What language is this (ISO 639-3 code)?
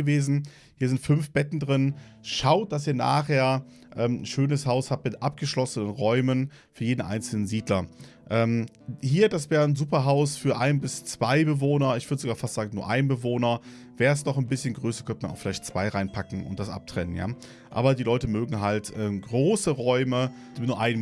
deu